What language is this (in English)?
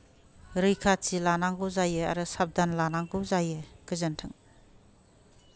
Bodo